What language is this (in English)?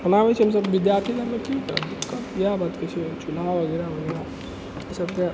Maithili